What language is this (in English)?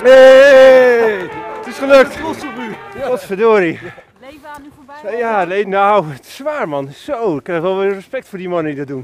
Dutch